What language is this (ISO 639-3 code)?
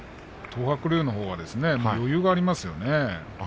jpn